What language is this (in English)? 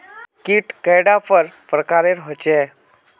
Magahi